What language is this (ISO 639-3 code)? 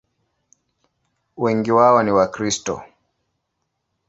swa